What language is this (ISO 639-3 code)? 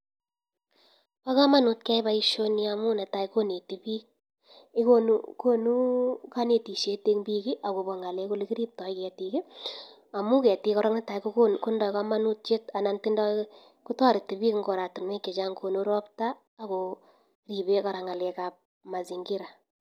kln